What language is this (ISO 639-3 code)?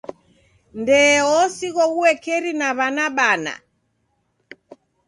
dav